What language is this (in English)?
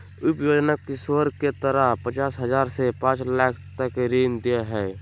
Magahi